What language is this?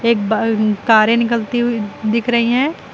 Hindi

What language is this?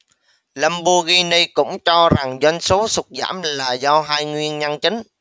Vietnamese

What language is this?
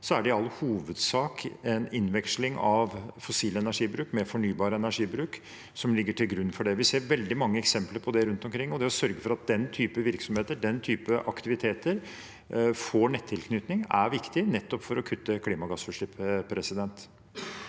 Norwegian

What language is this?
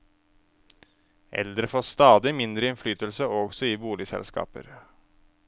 Norwegian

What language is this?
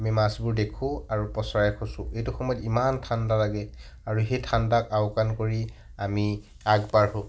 Assamese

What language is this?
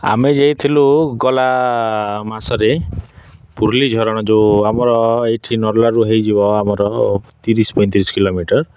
Odia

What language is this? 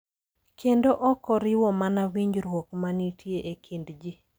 Luo (Kenya and Tanzania)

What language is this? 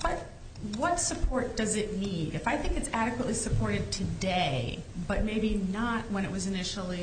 English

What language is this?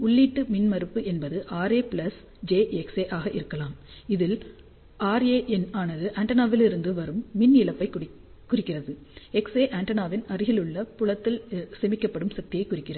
Tamil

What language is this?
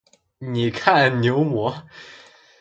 Chinese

